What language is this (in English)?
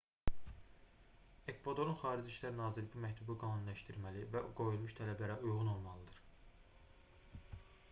Azerbaijani